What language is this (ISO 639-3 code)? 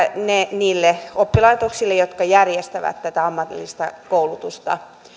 fin